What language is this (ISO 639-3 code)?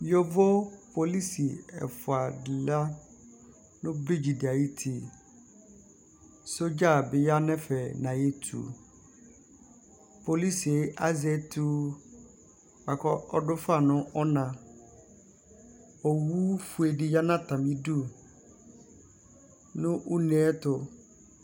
kpo